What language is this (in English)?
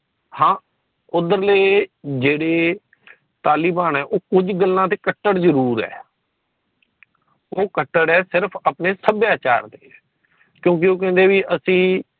Punjabi